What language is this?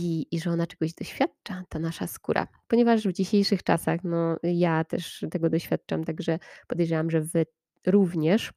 Polish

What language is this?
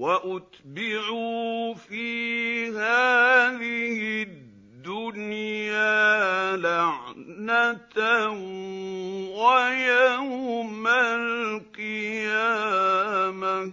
Arabic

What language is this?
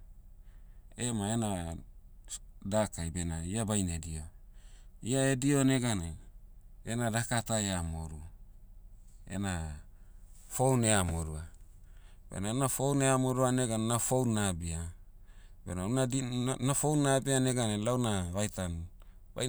Motu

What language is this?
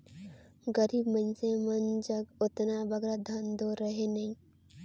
Chhattisgarhi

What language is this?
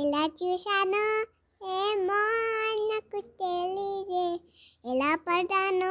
Telugu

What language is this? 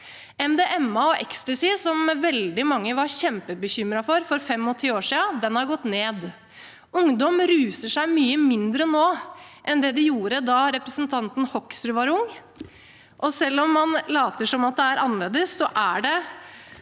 Norwegian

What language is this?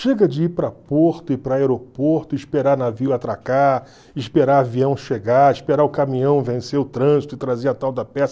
Portuguese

